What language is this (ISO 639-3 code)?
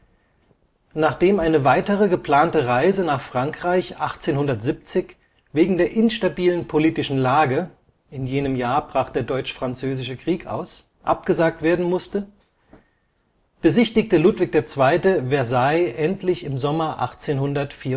deu